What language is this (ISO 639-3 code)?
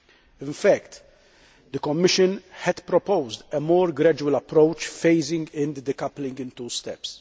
eng